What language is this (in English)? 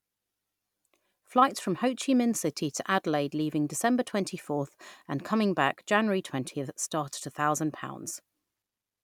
English